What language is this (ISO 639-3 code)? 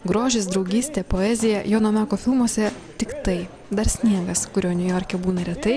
lit